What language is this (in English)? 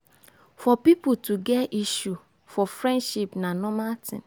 Nigerian Pidgin